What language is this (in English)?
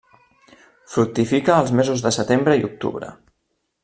Catalan